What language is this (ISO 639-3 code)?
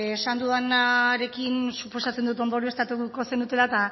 eus